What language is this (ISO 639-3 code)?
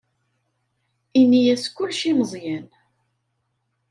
kab